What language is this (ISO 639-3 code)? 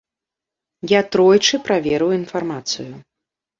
bel